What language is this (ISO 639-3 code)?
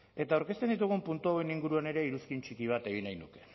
eus